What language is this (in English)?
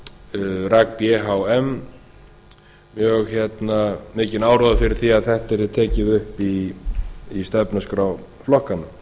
Icelandic